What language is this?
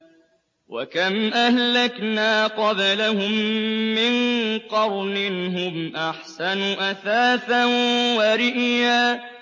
Arabic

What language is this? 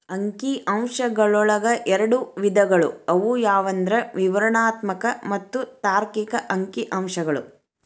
Kannada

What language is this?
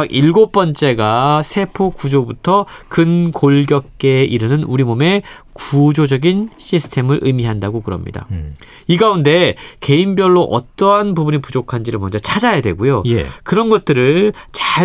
Korean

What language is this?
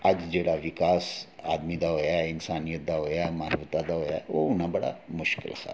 Dogri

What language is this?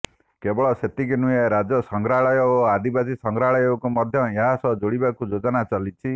Odia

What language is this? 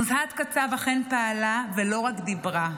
Hebrew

